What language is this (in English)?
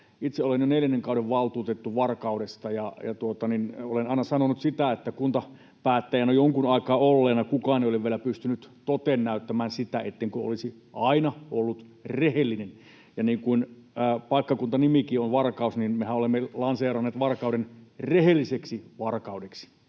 Finnish